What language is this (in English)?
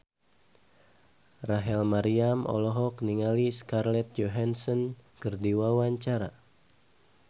Sundanese